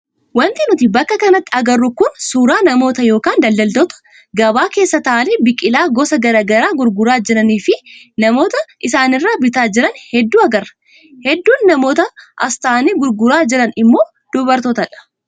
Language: Oromo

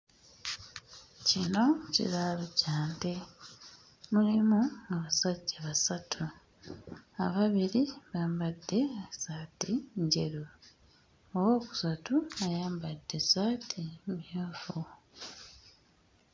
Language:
Ganda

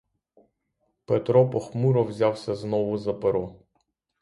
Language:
Ukrainian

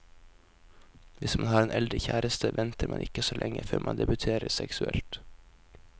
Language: Norwegian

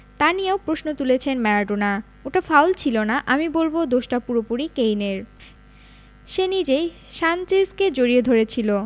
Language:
Bangla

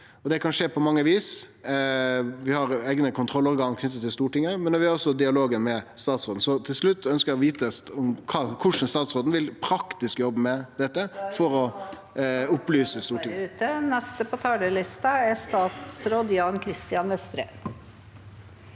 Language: Norwegian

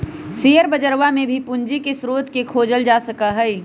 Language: Magahi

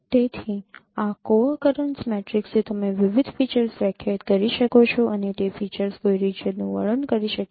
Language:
Gujarati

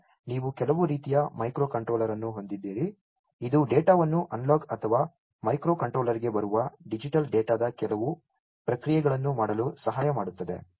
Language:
Kannada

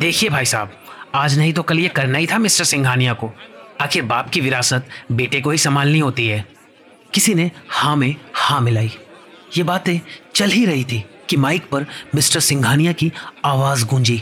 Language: Hindi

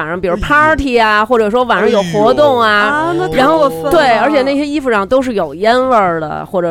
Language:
Chinese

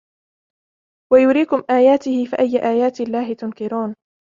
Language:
Arabic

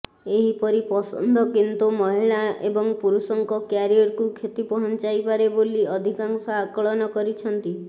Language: Odia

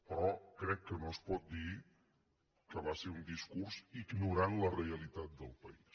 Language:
Catalan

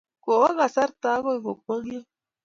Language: Kalenjin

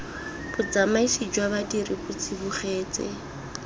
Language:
Tswana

